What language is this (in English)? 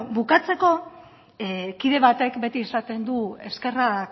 Basque